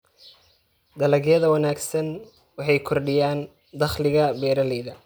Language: Somali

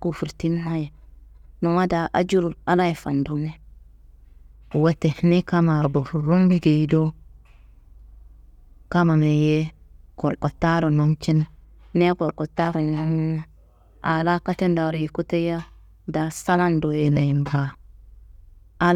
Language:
Kanembu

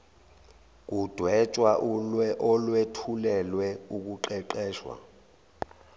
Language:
Zulu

